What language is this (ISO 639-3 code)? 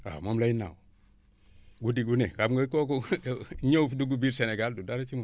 wol